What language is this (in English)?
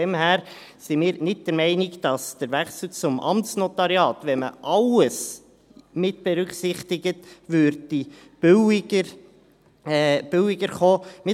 Swiss German